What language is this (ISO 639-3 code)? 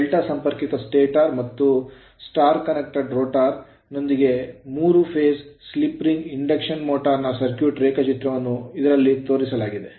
kan